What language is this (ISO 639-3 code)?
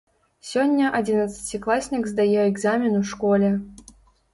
bel